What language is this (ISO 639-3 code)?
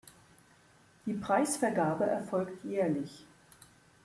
deu